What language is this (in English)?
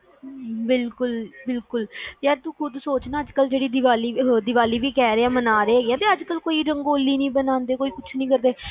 Punjabi